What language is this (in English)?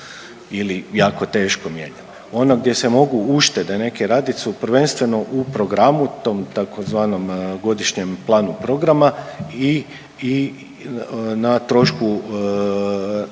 Croatian